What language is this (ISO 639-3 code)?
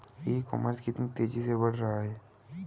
hin